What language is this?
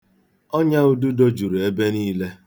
Igbo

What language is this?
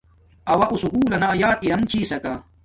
Domaaki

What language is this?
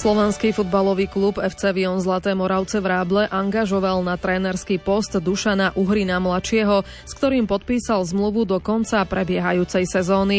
Slovak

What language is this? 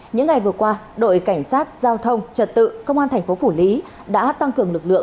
Vietnamese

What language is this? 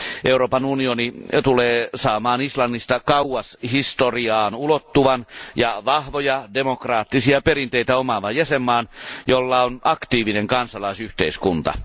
Finnish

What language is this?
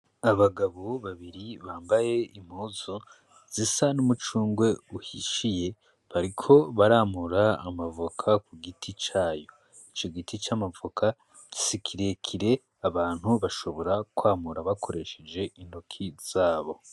Rundi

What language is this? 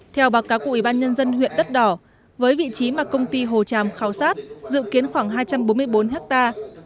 Vietnamese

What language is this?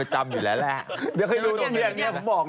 Thai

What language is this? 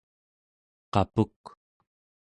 Central Yupik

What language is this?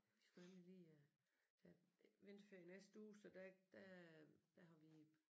Danish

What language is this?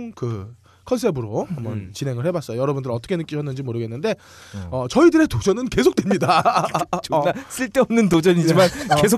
Korean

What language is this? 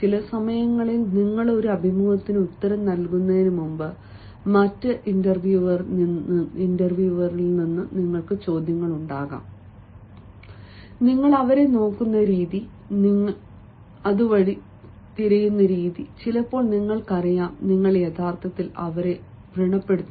Malayalam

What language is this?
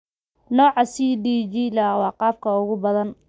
Somali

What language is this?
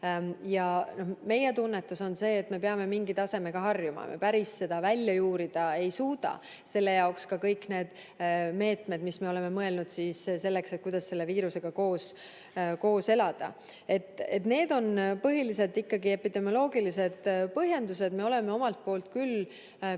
Estonian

